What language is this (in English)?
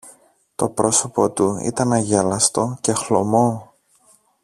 Greek